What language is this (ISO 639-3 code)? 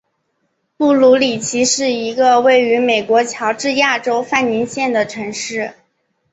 zho